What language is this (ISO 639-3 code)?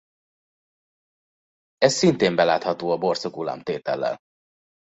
hun